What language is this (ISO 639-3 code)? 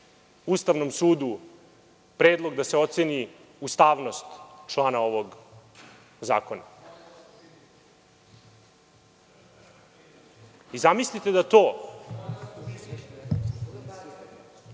srp